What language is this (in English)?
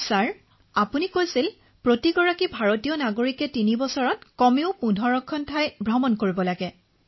Assamese